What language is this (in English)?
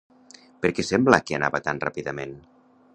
Catalan